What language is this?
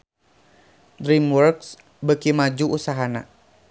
Sundanese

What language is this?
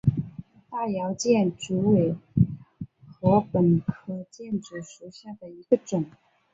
Chinese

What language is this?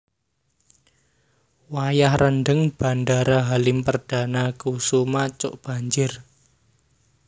Javanese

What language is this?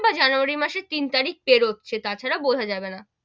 Bangla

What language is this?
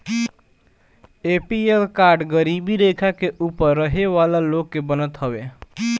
Bhojpuri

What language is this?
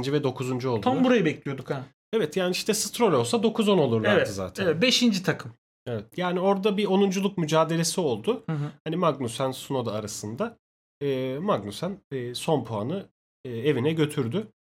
Turkish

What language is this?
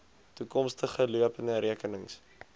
Afrikaans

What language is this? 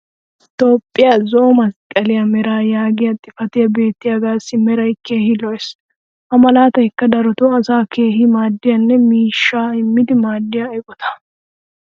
Wolaytta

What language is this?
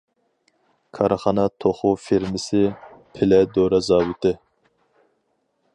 Uyghur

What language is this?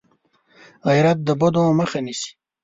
Pashto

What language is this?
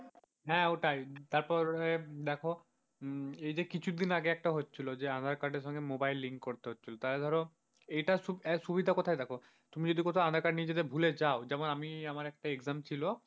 Bangla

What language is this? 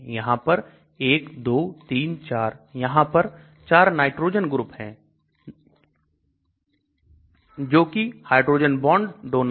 Hindi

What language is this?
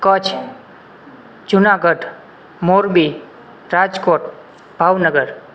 Gujarati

